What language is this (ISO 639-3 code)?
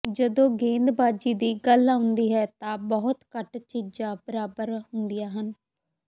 pan